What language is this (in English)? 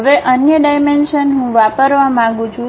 Gujarati